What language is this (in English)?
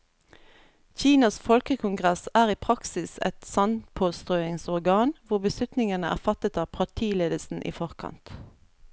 Norwegian